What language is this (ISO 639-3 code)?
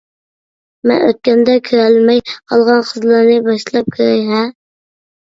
uig